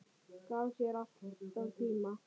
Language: Icelandic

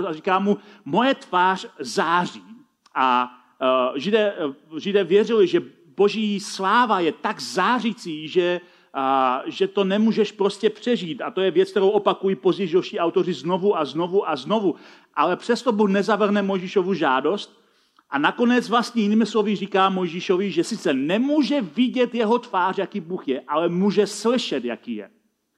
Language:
Czech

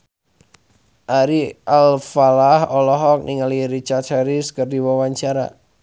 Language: Sundanese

